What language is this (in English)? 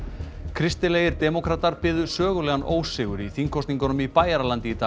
Icelandic